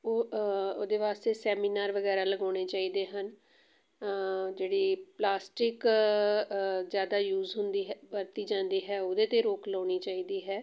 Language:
Punjabi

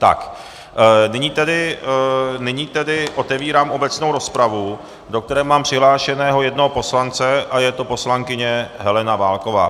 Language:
Czech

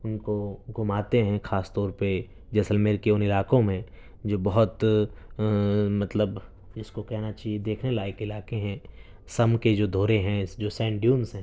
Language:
Urdu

